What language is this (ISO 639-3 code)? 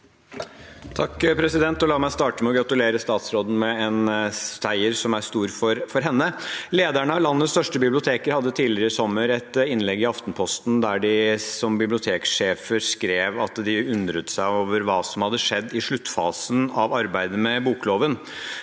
nor